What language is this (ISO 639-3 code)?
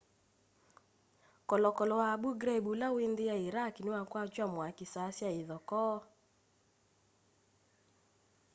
kam